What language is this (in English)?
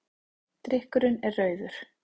Icelandic